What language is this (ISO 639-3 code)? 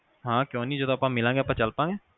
pan